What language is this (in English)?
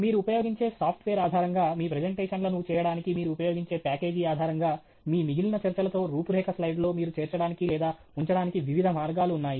Telugu